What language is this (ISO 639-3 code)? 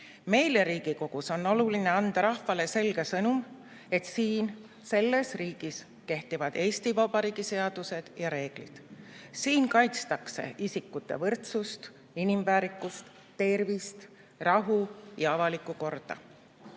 est